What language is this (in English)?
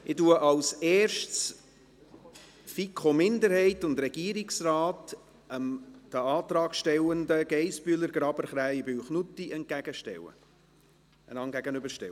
Swiss German